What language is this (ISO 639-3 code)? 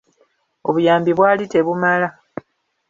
lug